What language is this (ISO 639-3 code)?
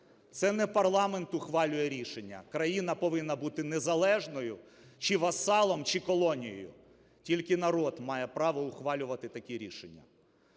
ukr